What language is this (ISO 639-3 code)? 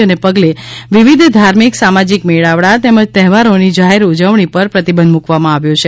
guj